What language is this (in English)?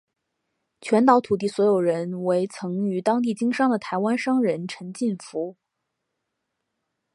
Chinese